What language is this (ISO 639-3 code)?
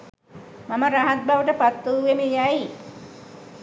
sin